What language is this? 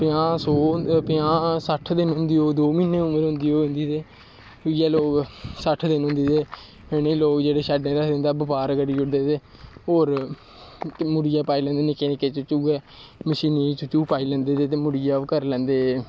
Dogri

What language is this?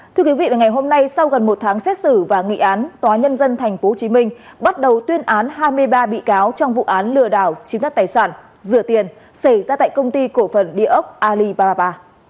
Vietnamese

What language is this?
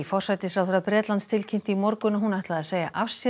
Icelandic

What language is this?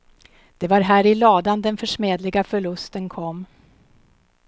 Swedish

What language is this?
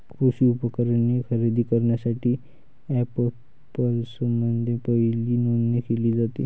Marathi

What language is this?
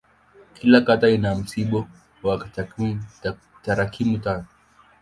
Swahili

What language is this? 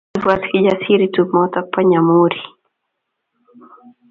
Kalenjin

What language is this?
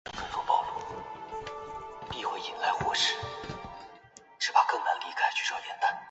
Chinese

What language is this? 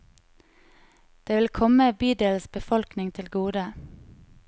Norwegian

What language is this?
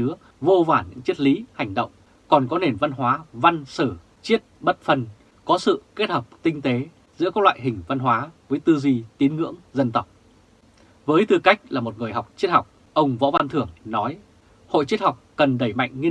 Vietnamese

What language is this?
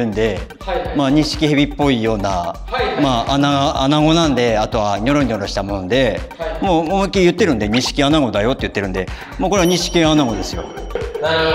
Japanese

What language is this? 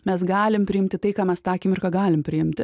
Lithuanian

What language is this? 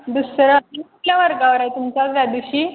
Marathi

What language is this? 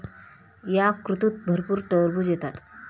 Marathi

